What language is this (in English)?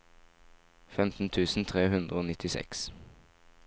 Norwegian